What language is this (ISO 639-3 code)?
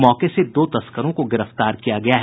hin